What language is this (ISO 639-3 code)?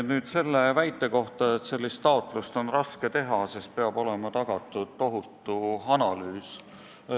est